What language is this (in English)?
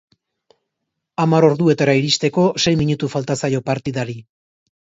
Basque